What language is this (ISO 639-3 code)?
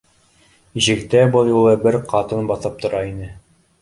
bak